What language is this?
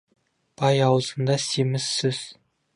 Kazakh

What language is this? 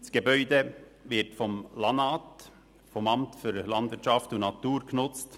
Swiss German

